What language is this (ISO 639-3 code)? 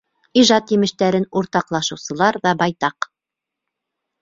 bak